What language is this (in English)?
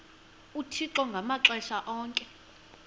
Xhosa